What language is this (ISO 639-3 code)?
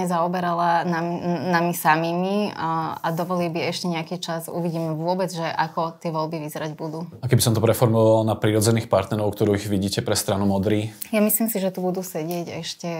slk